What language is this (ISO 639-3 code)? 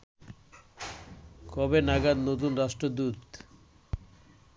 ben